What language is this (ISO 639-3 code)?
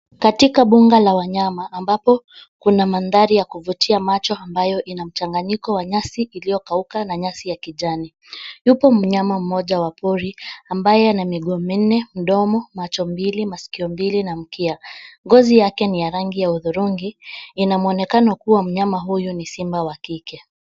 swa